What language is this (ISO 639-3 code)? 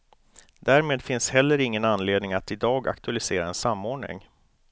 swe